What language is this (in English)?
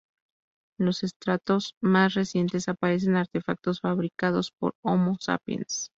Spanish